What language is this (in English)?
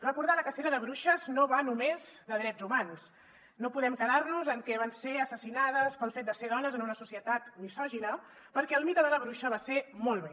Catalan